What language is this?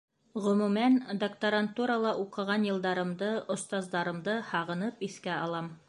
Bashkir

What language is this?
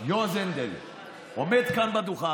Hebrew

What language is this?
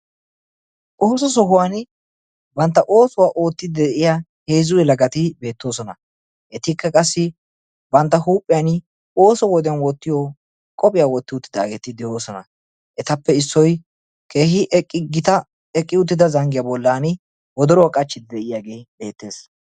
Wolaytta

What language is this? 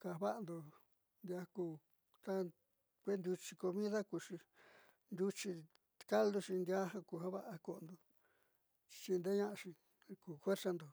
Southeastern Nochixtlán Mixtec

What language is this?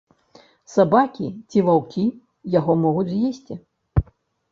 Belarusian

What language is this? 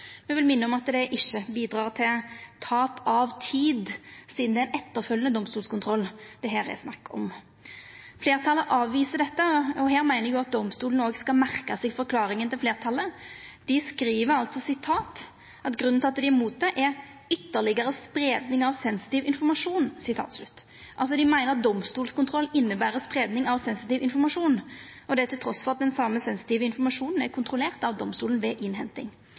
Norwegian Nynorsk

